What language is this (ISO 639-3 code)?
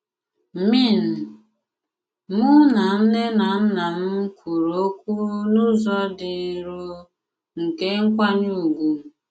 ibo